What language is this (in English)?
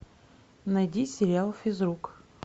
Russian